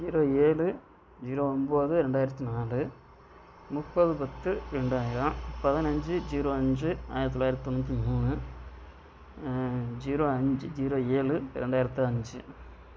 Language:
Tamil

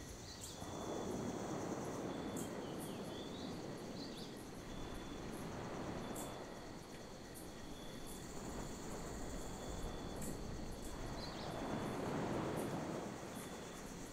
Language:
French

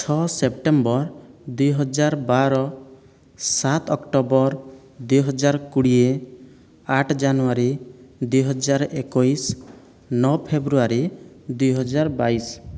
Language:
Odia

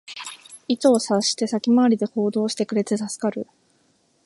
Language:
Japanese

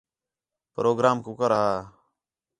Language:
Khetrani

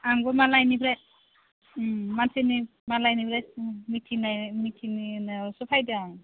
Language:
Bodo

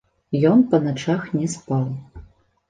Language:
Belarusian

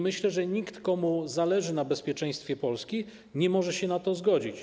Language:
Polish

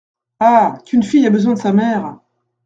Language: French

